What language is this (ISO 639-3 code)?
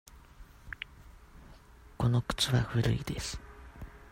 jpn